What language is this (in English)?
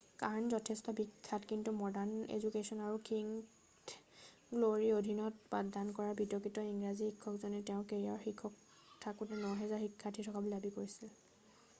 Assamese